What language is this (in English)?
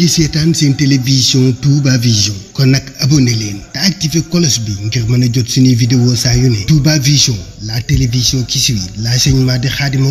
Arabic